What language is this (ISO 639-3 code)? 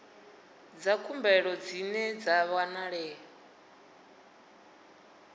ven